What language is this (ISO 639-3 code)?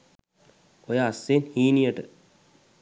sin